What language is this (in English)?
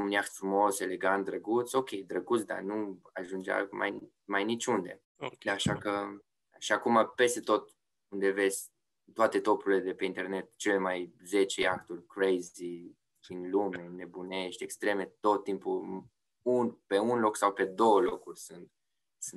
Romanian